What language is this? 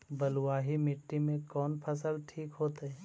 Magahi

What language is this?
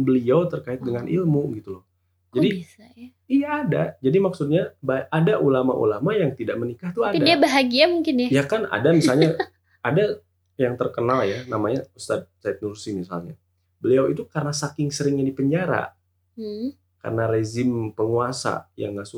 Indonesian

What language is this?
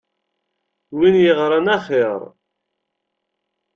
Kabyle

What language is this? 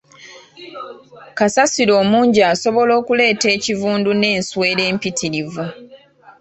Ganda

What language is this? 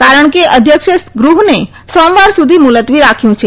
Gujarati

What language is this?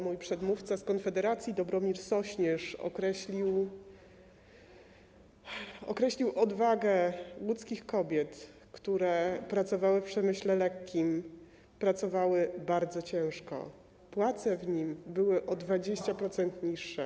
Polish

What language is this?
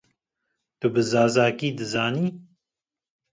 Kurdish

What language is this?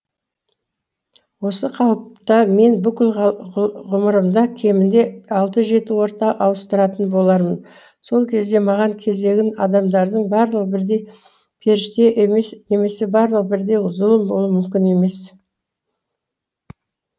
Kazakh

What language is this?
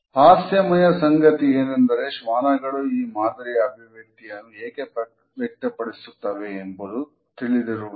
Kannada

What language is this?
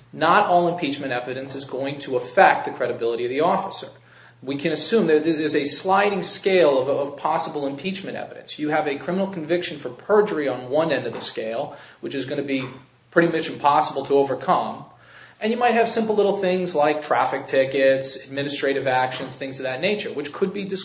English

